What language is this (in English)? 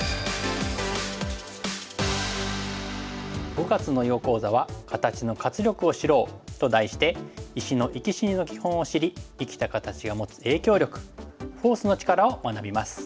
Japanese